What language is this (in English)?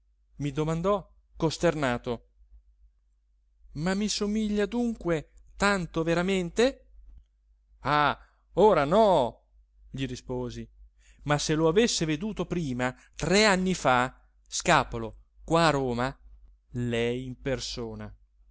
Italian